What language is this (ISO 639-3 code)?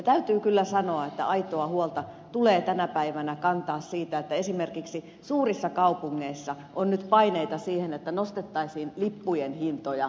fin